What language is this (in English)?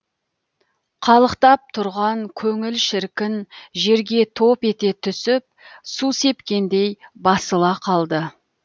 Kazakh